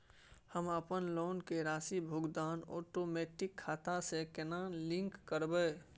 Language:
Maithili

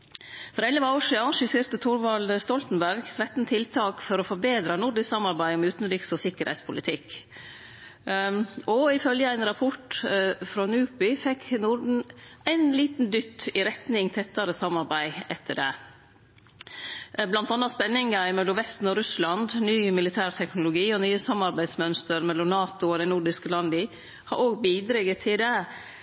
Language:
Norwegian Nynorsk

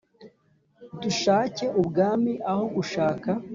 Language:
Kinyarwanda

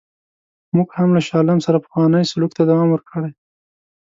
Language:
Pashto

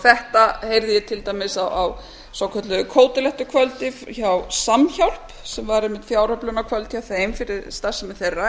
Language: Icelandic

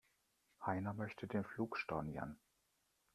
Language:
German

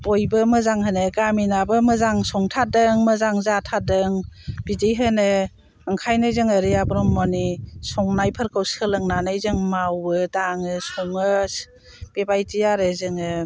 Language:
Bodo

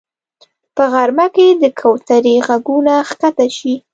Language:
Pashto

